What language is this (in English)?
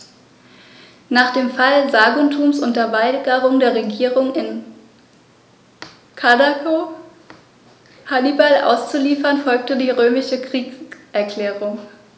German